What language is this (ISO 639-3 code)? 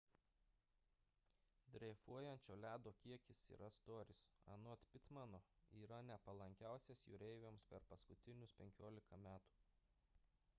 lit